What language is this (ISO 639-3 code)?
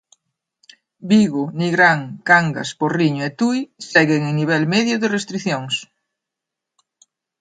glg